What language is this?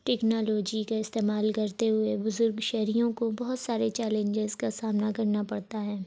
Urdu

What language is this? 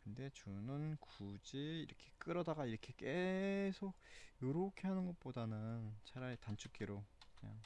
Korean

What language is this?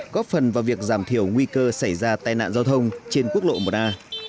Vietnamese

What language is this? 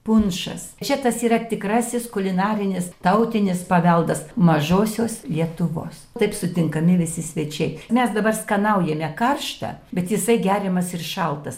Lithuanian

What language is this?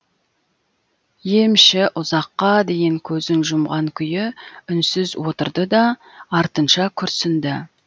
Kazakh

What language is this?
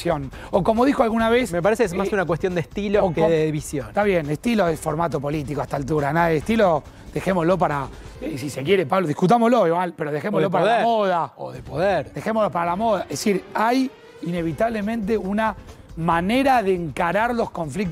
Spanish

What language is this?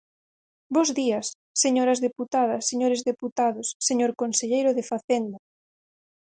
Galician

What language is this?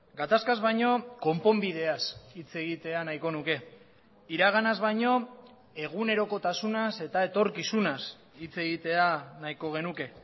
Basque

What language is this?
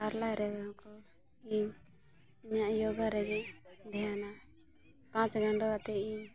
Santali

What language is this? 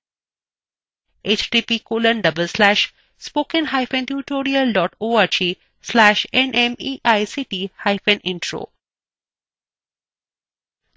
Bangla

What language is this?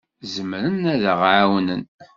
Kabyle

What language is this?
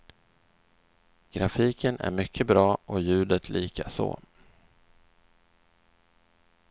Swedish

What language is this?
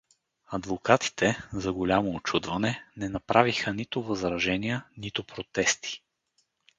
Bulgarian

